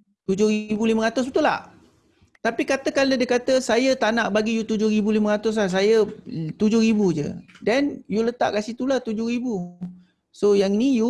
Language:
Malay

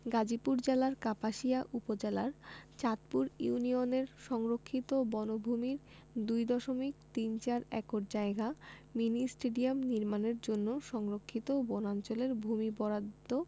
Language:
Bangla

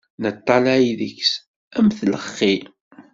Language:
Kabyle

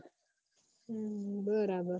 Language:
Gujarati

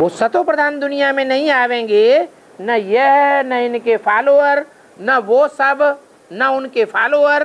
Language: Hindi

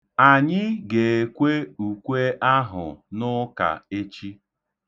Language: Igbo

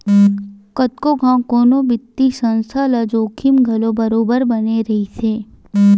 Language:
Chhattisgarhi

